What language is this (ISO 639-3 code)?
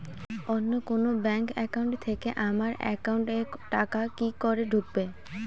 ben